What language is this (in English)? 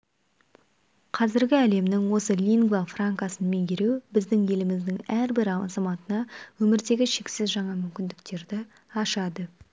Kazakh